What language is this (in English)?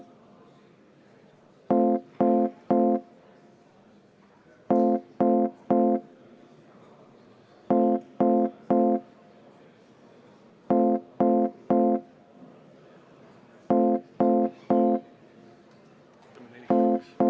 Estonian